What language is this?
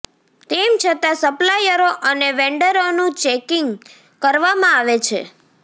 Gujarati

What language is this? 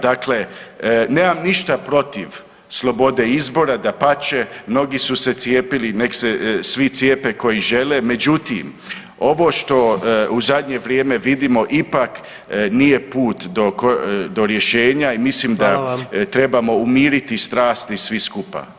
Croatian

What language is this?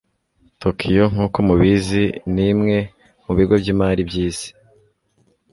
Kinyarwanda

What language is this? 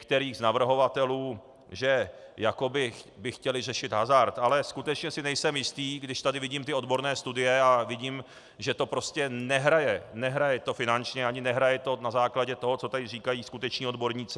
Czech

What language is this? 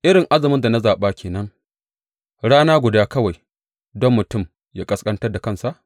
Hausa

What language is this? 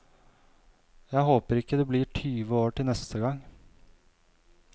Norwegian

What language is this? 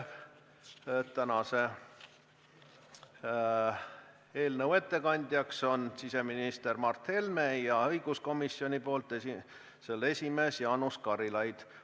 Estonian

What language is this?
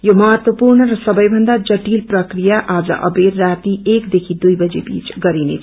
Nepali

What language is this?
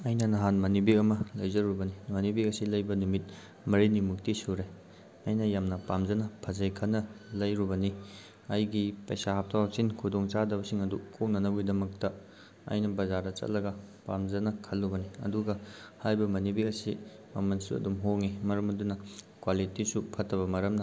Manipuri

